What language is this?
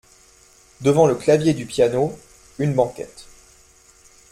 French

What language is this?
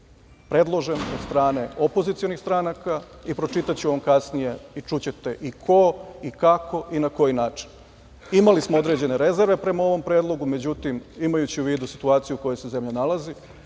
Serbian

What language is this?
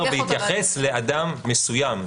Hebrew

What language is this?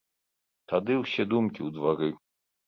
Belarusian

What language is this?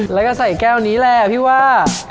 Thai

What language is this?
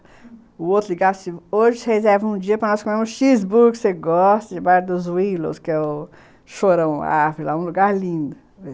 Portuguese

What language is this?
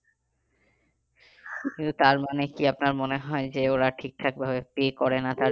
Bangla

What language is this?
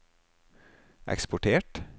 Norwegian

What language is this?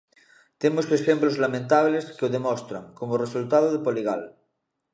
Galician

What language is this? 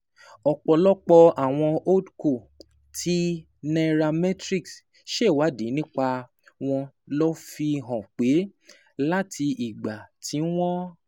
Yoruba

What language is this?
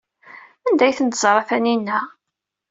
Kabyle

